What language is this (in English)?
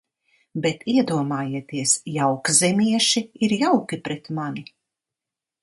Latvian